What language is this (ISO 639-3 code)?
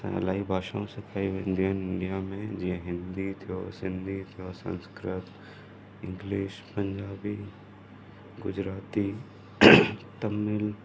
snd